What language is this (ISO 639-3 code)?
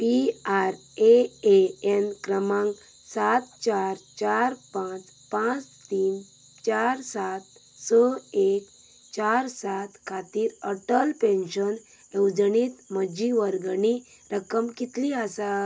kok